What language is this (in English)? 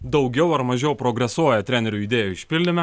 Lithuanian